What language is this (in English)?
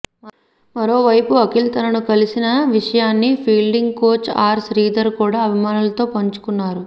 Telugu